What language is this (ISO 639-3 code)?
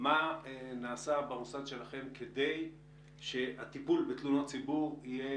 heb